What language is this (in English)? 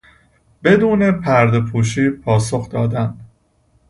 Persian